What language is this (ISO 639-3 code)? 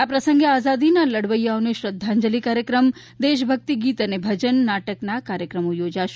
guj